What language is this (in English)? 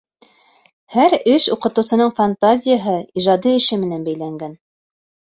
Bashkir